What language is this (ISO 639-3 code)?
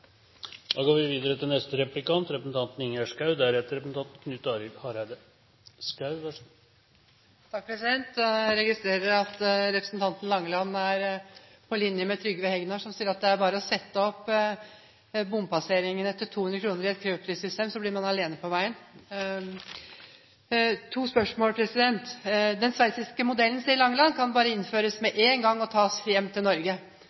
nob